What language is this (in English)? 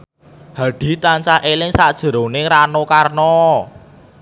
Javanese